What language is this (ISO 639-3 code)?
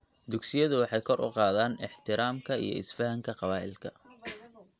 som